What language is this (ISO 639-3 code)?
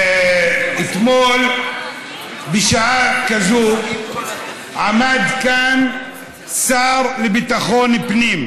heb